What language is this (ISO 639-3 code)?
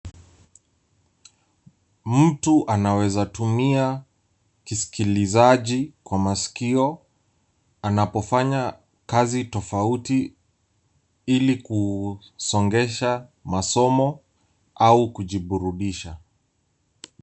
swa